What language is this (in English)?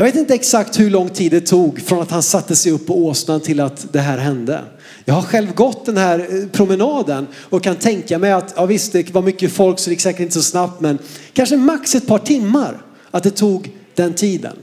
Swedish